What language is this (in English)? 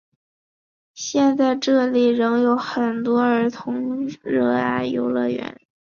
Chinese